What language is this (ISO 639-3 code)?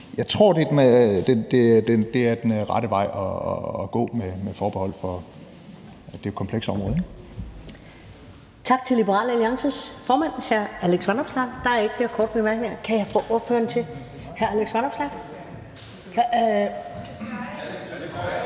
dan